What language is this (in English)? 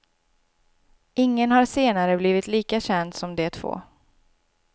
Swedish